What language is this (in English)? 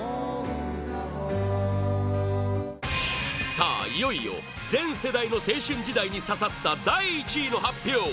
Japanese